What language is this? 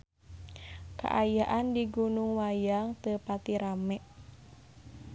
Sundanese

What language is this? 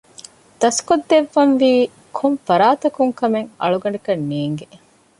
Divehi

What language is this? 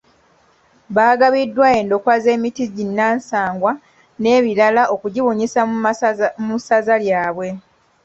Ganda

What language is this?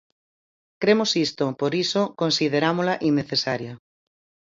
Galician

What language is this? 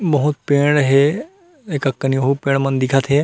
Chhattisgarhi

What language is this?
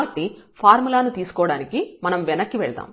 Telugu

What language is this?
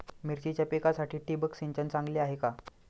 Marathi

